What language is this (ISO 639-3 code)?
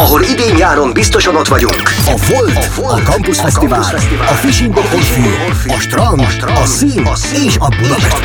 hun